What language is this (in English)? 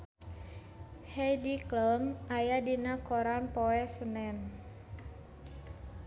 Sundanese